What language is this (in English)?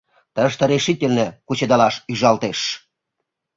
Mari